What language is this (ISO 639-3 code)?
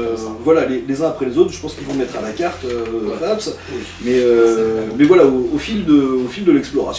fra